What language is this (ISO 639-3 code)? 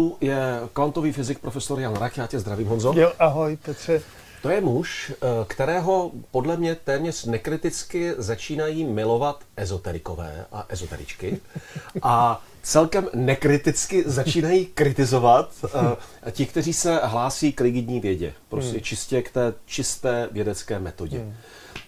ces